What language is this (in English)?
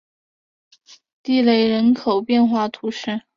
Chinese